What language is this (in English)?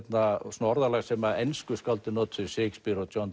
Icelandic